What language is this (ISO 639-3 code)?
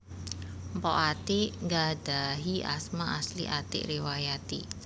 jav